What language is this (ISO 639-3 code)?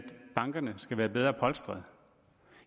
dan